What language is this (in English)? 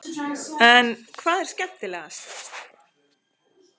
Icelandic